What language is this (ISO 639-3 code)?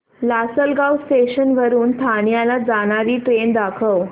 mar